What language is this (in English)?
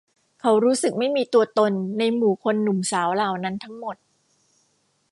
Thai